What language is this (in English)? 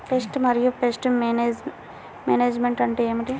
Telugu